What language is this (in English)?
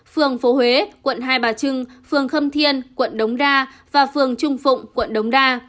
Vietnamese